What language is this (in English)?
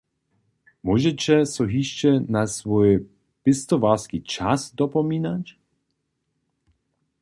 Upper Sorbian